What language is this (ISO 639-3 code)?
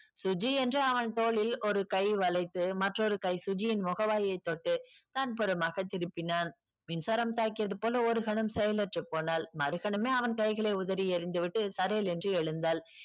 tam